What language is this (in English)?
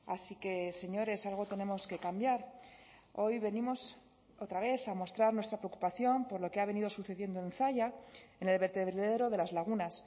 Spanish